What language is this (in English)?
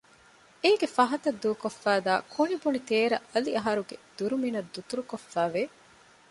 Divehi